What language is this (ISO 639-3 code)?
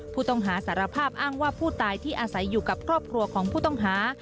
tha